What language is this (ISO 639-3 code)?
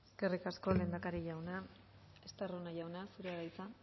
eus